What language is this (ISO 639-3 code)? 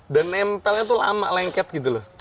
ind